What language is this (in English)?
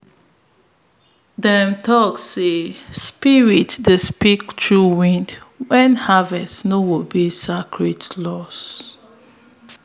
Nigerian Pidgin